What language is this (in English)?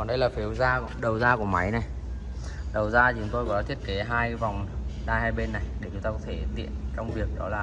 Vietnamese